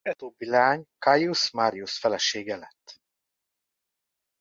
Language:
Hungarian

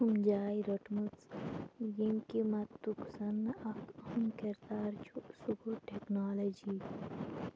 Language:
Kashmiri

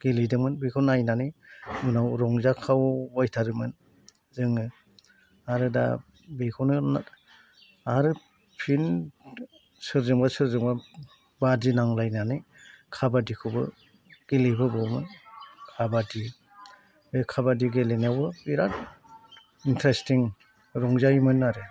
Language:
Bodo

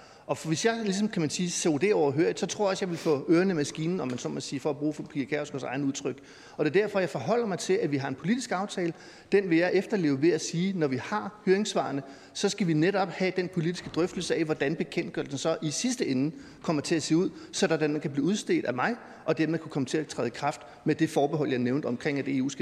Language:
Danish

